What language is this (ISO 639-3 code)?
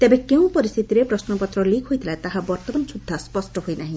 ori